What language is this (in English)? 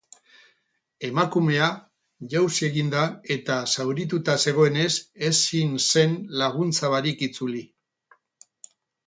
Basque